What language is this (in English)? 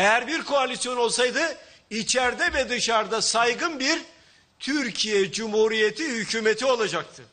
Turkish